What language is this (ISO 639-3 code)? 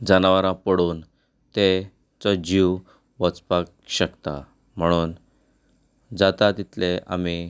kok